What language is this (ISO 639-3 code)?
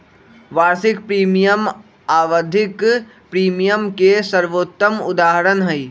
mag